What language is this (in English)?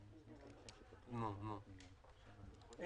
Hebrew